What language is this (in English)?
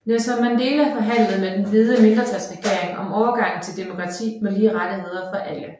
Danish